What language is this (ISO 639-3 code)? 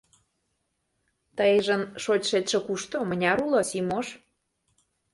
chm